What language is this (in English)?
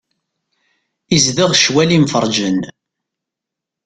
Kabyle